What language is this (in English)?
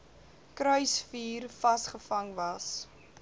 Afrikaans